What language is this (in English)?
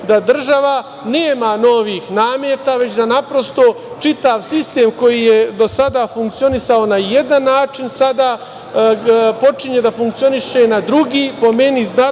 Serbian